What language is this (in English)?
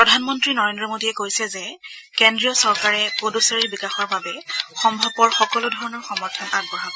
Assamese